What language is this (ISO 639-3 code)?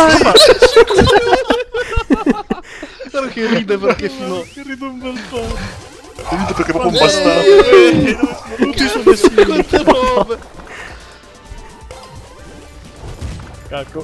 ita